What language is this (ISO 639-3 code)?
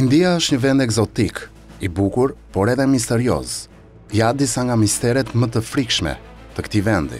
ron